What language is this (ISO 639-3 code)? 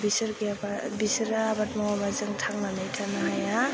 brx